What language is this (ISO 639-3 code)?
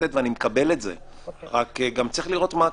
heb